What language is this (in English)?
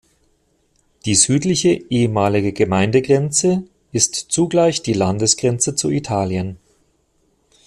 German